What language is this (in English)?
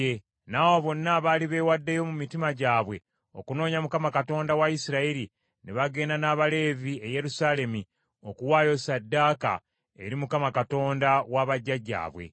Ganda